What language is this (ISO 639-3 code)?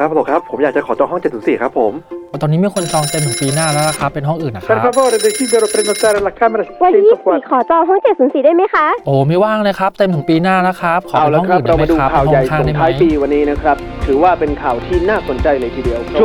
tha